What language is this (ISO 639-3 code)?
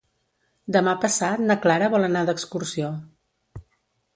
cat